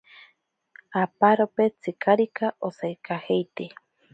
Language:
Ashéninka Perené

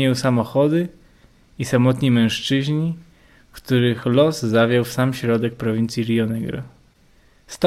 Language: Polish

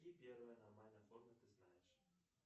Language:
Russian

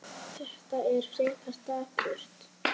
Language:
Icelandic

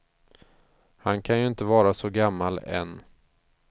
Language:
Swedish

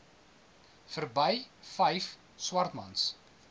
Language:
Afrikaans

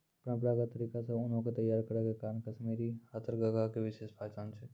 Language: Maithili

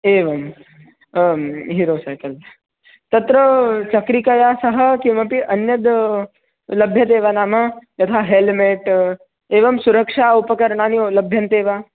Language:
Sanskrit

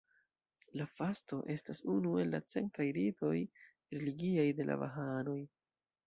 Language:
Esperanto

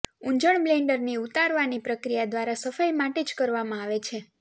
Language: Gujarati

